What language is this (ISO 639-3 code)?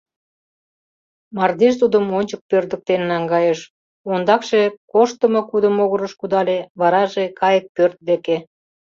chm